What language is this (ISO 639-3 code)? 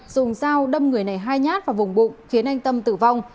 vie